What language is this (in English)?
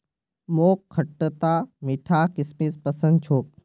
Magahi